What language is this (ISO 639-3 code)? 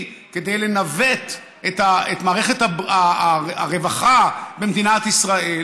heb